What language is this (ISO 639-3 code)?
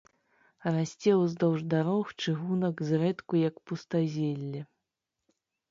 bel